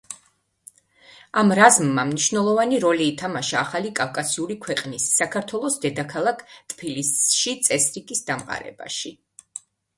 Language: Georgian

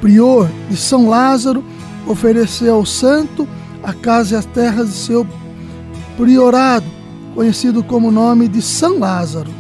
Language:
Portuguese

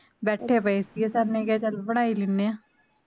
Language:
Punjabi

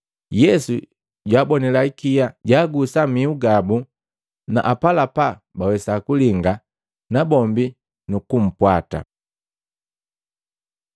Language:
Matengo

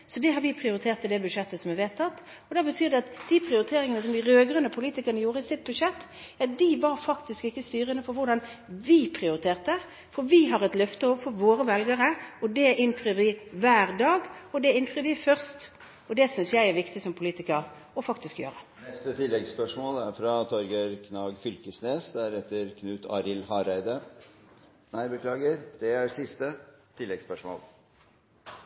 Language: Norwegian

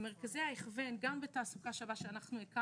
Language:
Hebrew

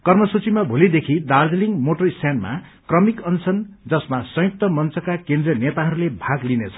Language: Nepali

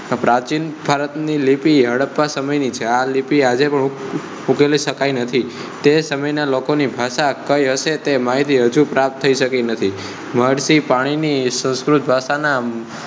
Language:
Gujarati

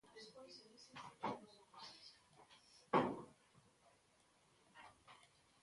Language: Galician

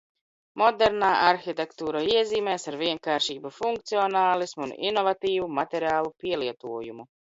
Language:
Latvian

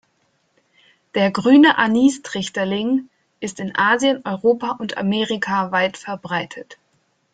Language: German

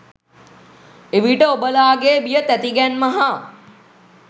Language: Sinhala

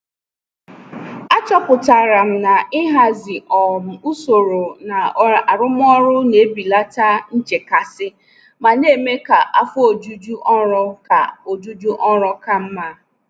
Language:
Igbo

